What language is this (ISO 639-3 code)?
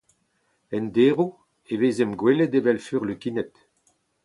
bre